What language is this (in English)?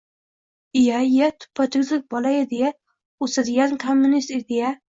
Uzbek